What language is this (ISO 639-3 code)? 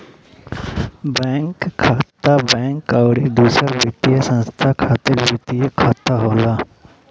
bho